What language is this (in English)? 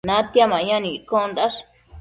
Matsés